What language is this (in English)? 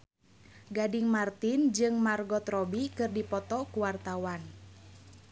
Sundanese